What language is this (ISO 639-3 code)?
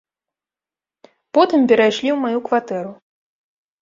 bel